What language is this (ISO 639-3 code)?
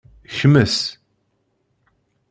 kab